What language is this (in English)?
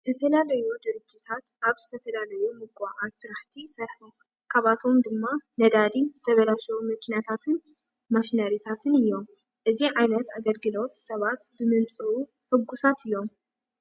Tigrinya